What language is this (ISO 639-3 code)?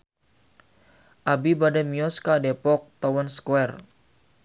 sun